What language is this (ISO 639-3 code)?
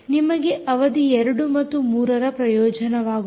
kan